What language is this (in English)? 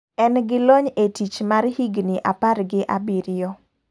Luo (Kenya and Tanzania)